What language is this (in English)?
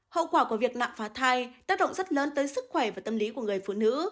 Vietnamese